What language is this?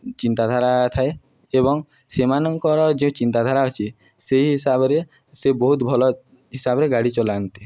Odia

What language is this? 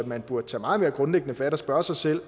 Danish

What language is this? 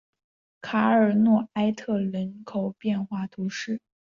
Chinese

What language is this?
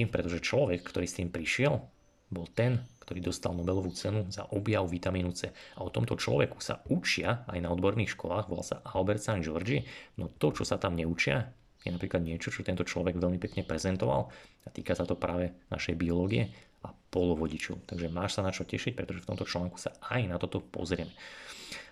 Slovak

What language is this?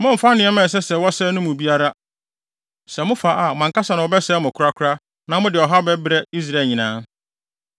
Akan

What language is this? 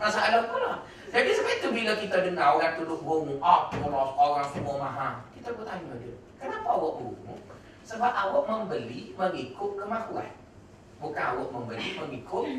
Malay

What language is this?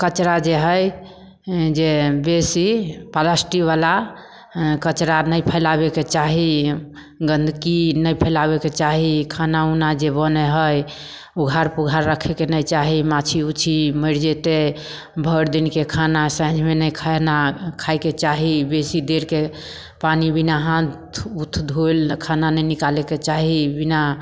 Maithili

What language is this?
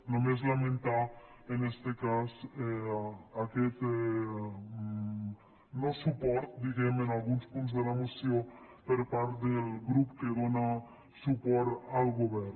Catalan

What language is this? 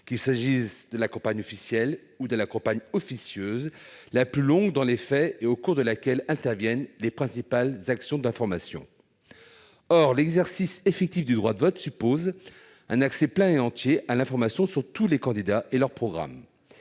French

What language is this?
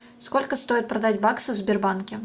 Russian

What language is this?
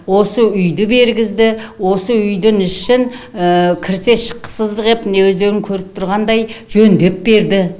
Kazakh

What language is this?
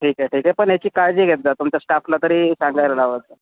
Marathi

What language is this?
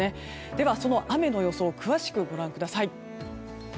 Japanese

